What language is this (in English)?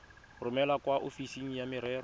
Tswana